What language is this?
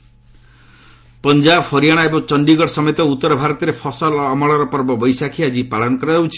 Odia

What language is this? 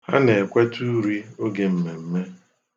Igbo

